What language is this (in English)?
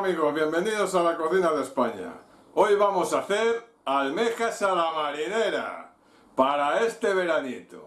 Spanish